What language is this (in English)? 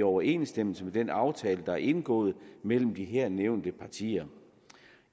Danish